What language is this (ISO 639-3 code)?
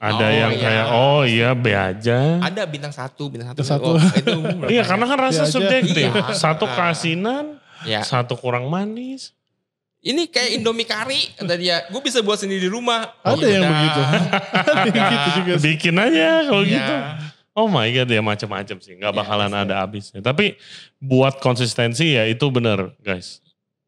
ind